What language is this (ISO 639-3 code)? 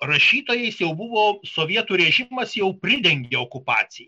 lit